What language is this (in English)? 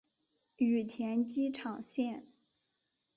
Chinese